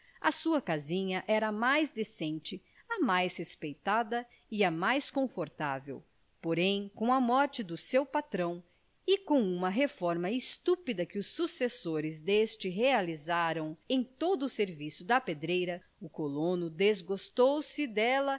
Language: Portuguese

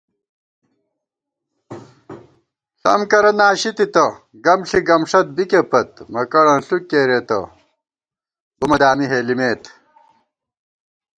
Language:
Gawar-Bati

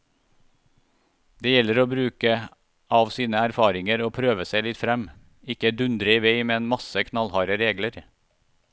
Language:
Norwegian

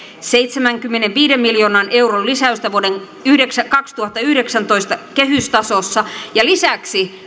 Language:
Finnish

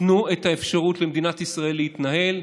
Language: Hebrew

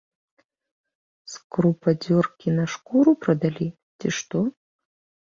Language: Belarusian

